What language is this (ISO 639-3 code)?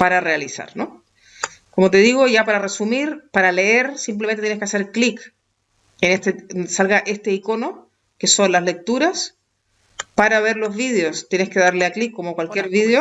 spa